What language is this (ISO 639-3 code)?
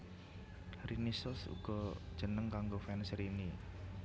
jav